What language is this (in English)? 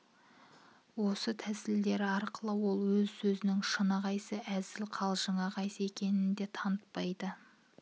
Kazakh